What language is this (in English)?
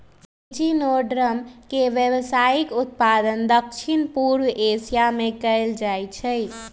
Magahi